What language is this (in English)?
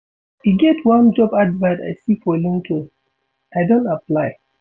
Nigerian Pidgin